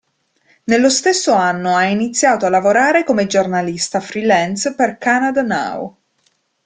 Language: Italian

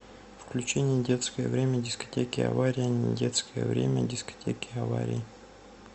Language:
Russian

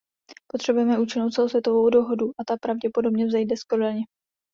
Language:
Czech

